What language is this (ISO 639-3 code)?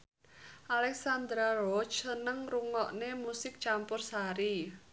jav